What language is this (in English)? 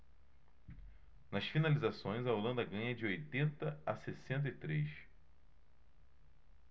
Portuguese